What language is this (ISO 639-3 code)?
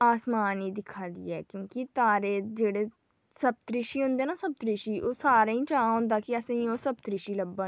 doi